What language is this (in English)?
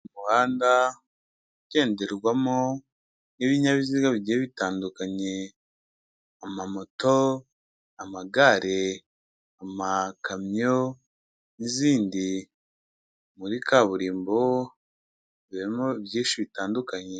Kinyarwanda